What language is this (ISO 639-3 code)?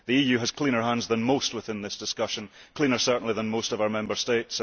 eng